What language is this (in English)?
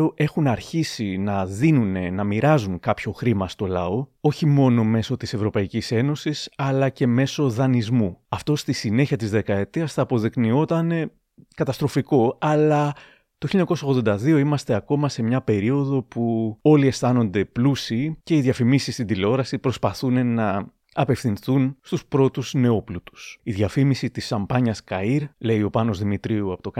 Greek